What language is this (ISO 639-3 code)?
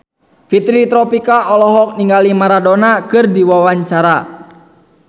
sun